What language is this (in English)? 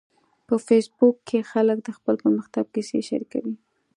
Pashto